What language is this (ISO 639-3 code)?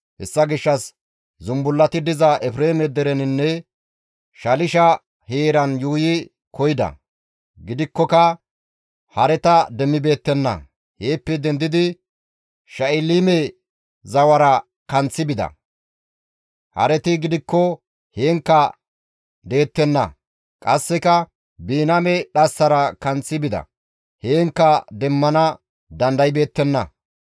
gmv